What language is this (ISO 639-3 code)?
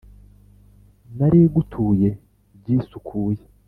kin